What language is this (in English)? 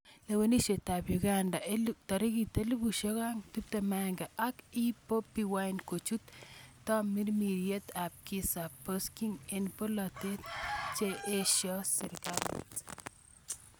Kalenjin